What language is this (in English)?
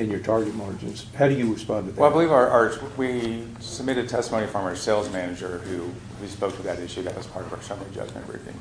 English